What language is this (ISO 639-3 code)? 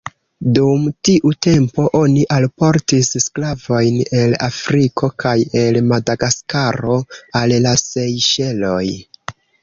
epo